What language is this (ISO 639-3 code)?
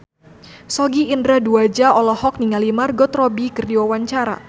sun